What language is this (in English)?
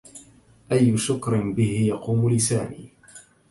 Arabic